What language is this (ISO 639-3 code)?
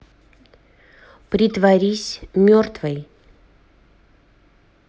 rus